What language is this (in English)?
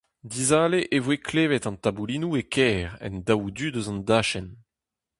Breton